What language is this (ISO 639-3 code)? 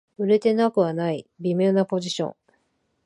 jpn